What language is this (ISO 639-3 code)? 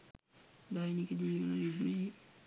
sin